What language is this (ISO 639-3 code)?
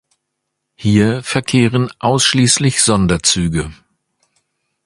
deu